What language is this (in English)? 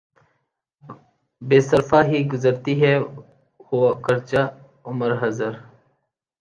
Urdu